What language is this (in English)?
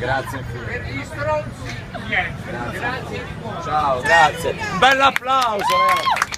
Italian